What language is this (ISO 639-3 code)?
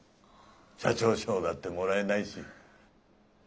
jpn